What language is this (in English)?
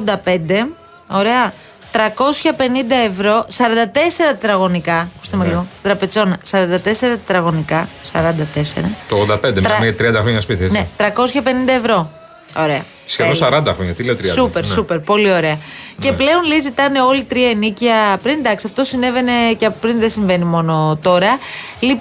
Greek